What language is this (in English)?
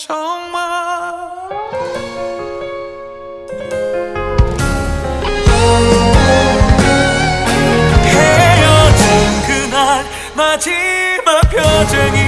Korean